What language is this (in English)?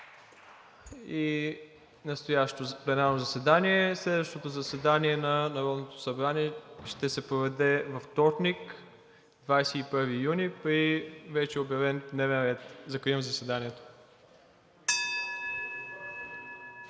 Bulgarian